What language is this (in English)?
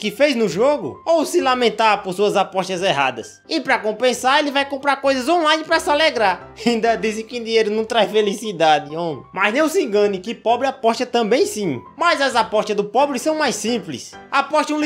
Portuguese